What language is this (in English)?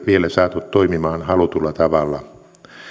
Finnish